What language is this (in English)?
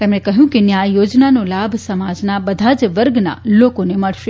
Gujarati